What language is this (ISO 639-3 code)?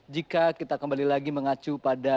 ind